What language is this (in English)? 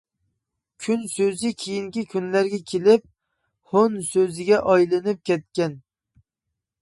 Uyghur